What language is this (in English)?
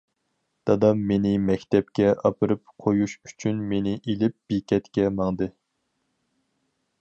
Uyghur